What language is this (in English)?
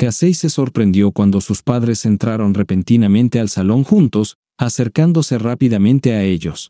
Spanish